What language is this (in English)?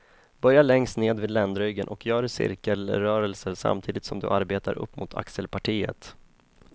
Swedish